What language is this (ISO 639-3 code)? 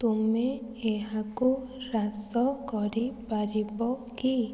ori